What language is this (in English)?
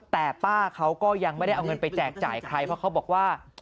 Thai